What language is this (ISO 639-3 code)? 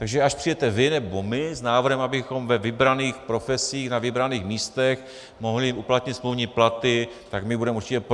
ces